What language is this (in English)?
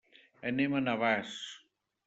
Catalan